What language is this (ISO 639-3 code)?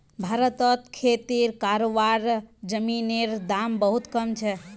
mag